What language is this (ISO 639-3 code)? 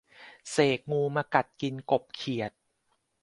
tha